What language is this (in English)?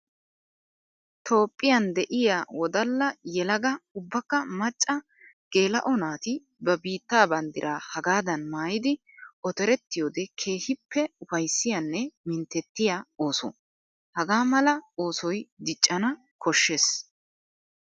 Wolaytta